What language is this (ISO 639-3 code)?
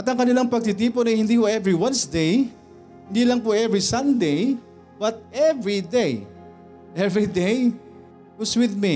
fil